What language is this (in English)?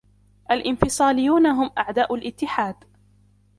Arabic